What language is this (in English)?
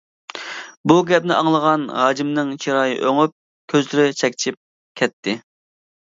Uyghur